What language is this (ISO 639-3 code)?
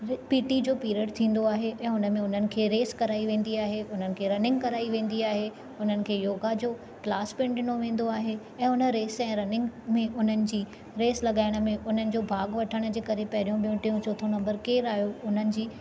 snd